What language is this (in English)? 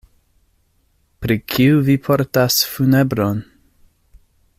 Esperanto